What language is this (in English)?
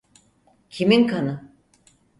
Turkish